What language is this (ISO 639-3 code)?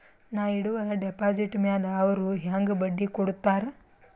kan